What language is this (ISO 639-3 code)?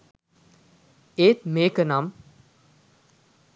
sin